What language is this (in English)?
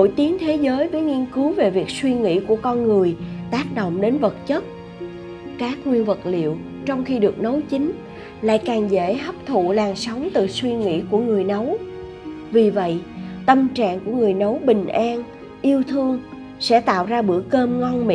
Vietnamese